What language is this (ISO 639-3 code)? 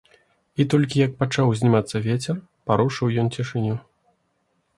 bel